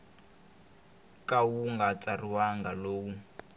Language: Tsonga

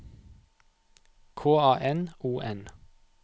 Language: Norwegian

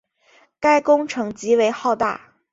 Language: Chinese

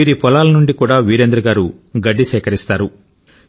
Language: Telugu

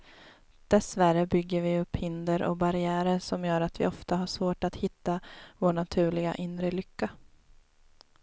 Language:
Swedish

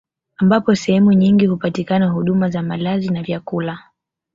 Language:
Swahili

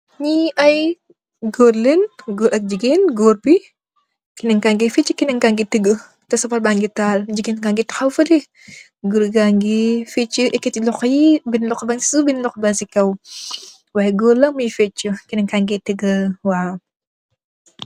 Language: Wolof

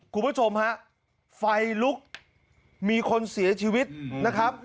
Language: Thai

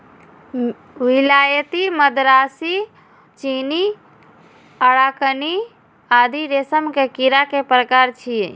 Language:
Maithili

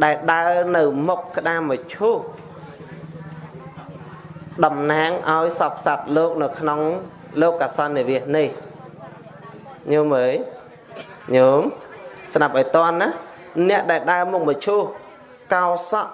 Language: Vietnamese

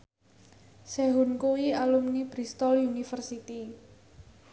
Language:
Javanese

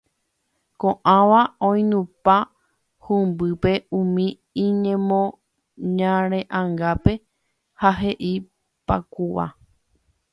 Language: Guarani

